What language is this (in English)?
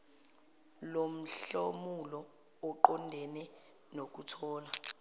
Zulu